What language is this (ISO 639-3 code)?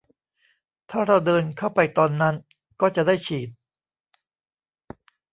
tha